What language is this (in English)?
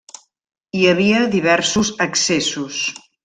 Catalan